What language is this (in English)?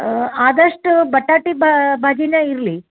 Kannada